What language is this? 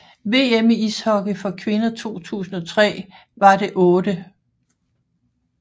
Danish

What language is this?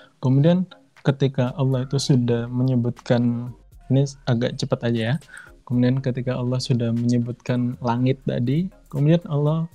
Indonesian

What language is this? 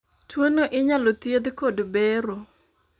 Luo (Kenya and Tanzania)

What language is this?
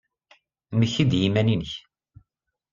Kabyle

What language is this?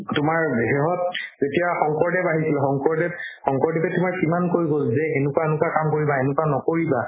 Assamese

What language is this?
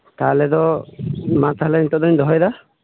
Santali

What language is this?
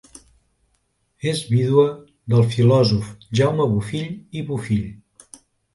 Catalan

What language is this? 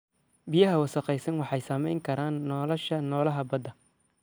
Somali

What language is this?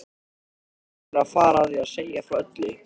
Icelandic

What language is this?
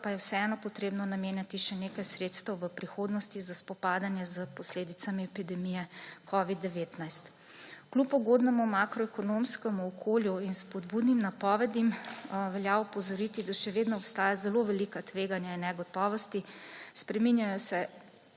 Slovenian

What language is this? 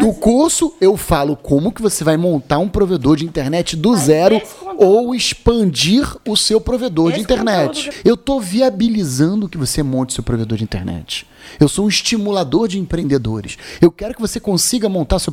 Portuguese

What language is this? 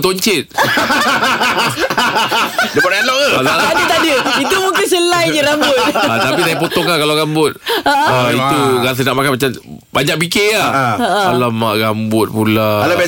Malay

